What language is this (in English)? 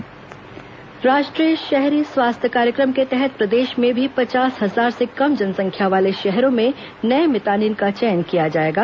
Hindi